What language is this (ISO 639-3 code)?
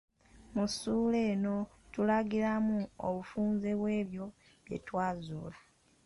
lug